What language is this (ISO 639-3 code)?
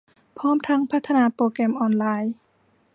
tha